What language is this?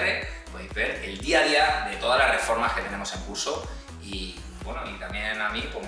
Spanish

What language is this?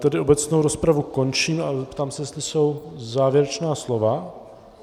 Czech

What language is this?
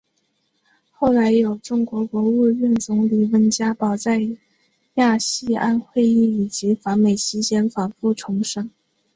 Chinese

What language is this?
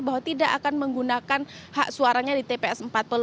Indonesian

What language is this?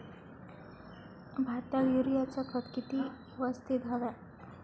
Marathi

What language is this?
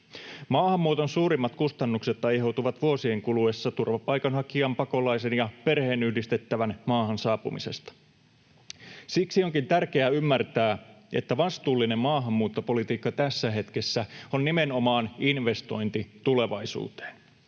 Finnish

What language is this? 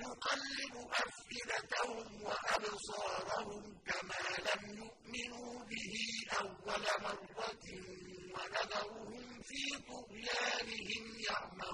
Arabic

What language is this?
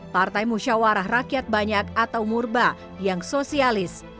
Indonesian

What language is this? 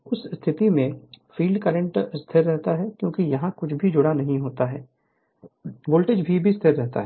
Hindi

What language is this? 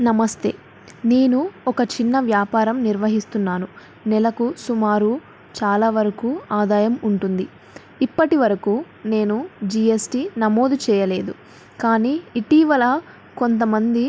Telugu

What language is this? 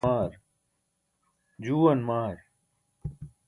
Burushaski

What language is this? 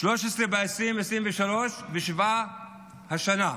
Hebrew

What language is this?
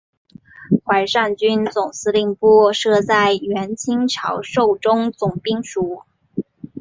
Chinese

